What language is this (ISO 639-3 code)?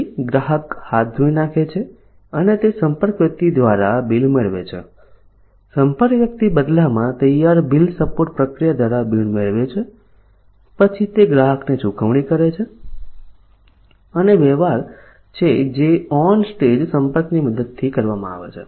guj